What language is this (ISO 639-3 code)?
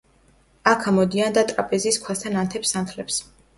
kat